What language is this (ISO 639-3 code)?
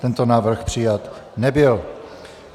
ces